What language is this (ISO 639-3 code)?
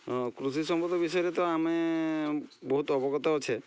ori